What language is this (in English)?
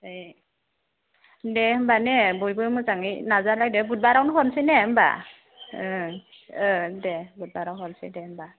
Bodo